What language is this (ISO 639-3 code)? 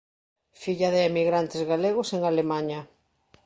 glg